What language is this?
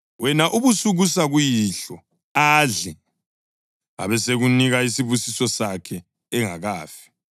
North Ndebele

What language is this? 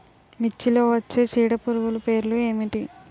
Telugu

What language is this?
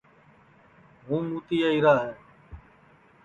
Sansi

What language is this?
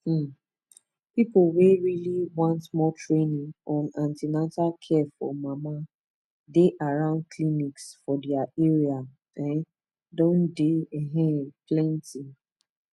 Nigerian Pidgin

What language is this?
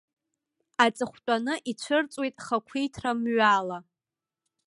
Abkhazian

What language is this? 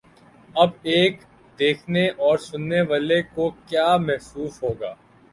Urdu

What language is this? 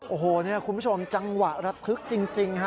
Thai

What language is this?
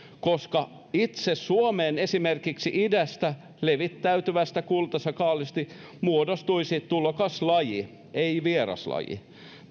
Finnish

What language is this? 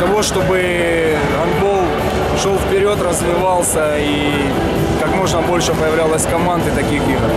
Russian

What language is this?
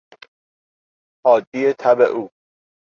Persian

